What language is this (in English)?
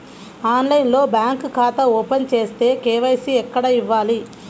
Telugu